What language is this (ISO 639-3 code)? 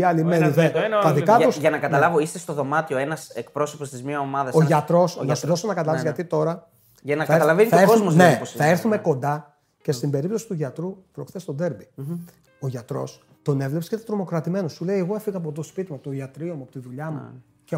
ell